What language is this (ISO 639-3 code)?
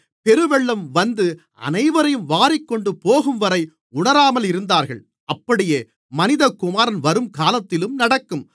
tam